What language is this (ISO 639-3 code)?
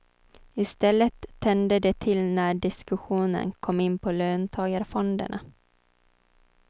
swe